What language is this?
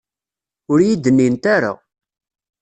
Kabyle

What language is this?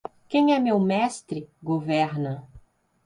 Portuguese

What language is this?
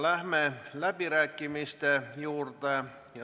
Estonian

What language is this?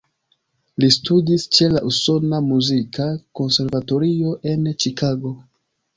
Esperanto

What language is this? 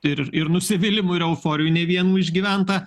Lithuanian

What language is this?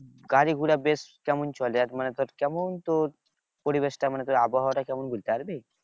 Bangla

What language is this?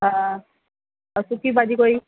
Sindhi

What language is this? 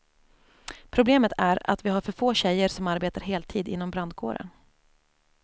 Swedish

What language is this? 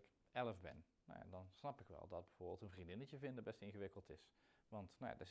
Dutch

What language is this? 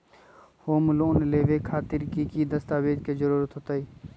Magahi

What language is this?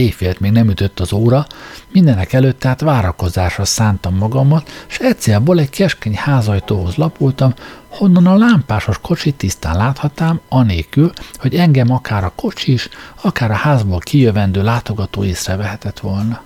Hungarian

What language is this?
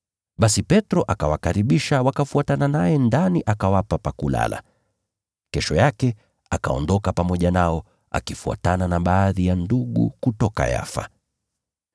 Swahili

